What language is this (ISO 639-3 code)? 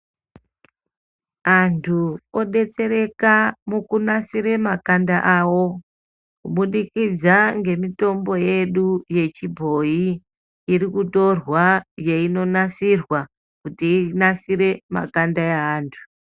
ndc